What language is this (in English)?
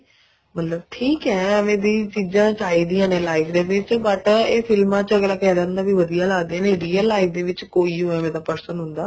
Punjabi